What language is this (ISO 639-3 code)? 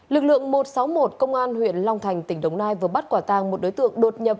vie